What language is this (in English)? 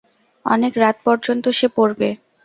Bangla